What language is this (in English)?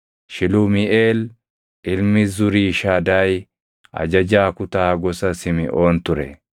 Oromo